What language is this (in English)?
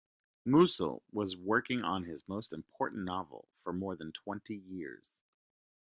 English